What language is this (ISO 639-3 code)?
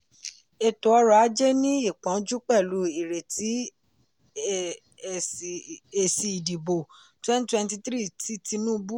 yor